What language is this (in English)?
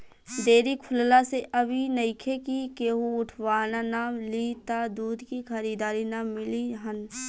Bhojpuri